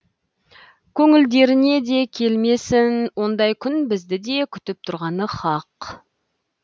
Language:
Kazakh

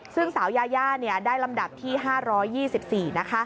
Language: Thai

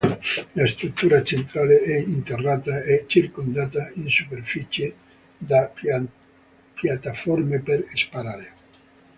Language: Italian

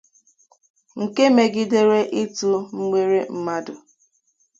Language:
Igbo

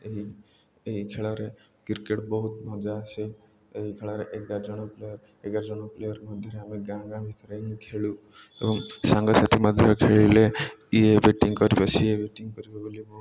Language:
Odia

